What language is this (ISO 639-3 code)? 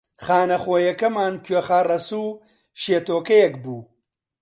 ckb